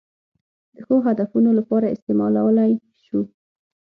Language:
Pashto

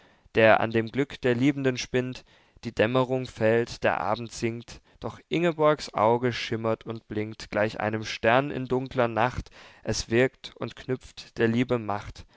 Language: German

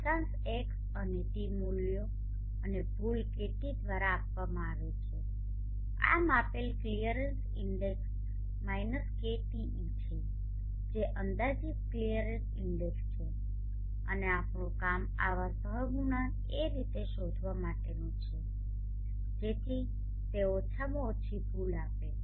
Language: Gujarati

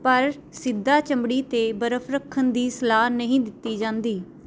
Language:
Punjabi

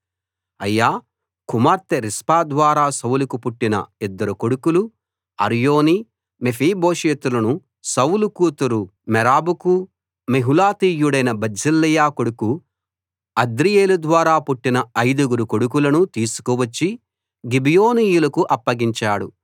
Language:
Telugu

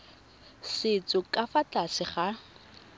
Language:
Tswana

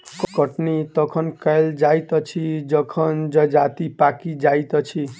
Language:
Maithili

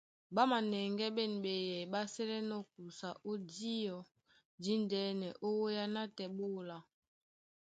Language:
Duala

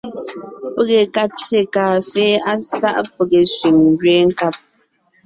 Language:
Ngiemboon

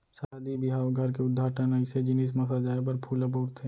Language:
Chhattisgarhi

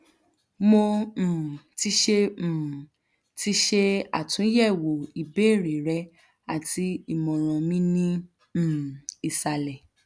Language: Yoruba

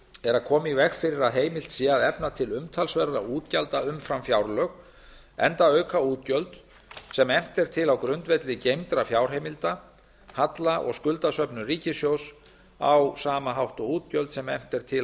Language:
Icelandic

